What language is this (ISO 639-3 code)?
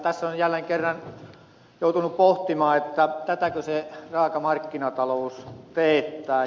fin